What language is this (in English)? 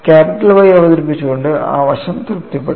Malayalam